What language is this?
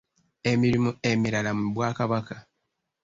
Ganda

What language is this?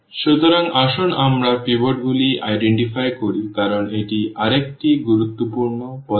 Bangla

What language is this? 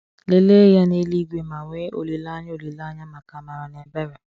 Igbo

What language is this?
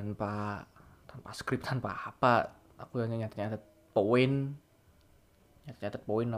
Indonesian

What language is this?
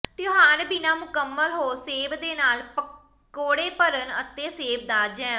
Punjabi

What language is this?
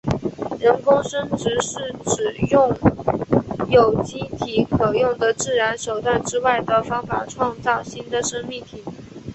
Chinese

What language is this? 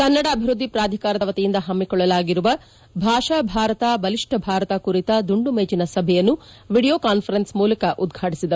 Kannada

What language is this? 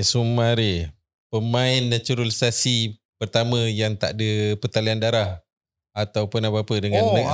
Malay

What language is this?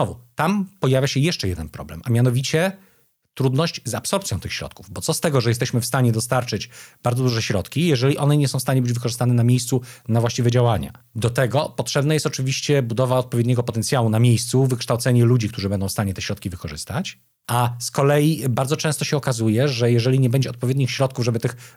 Polish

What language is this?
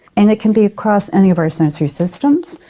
English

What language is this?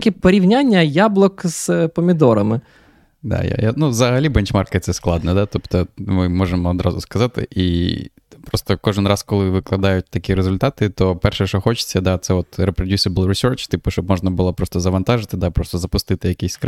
Ukrainian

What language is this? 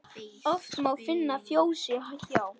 Icelandic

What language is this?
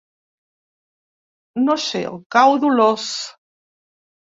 Catalan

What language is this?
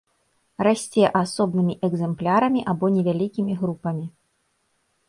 Belarusian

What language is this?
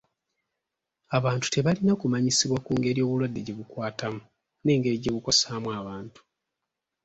Ganda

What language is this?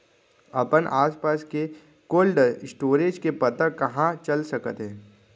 Chhattisgarhi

